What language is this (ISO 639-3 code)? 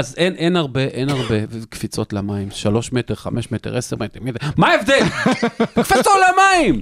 heb